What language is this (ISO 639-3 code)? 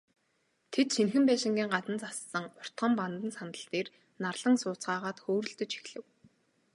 mon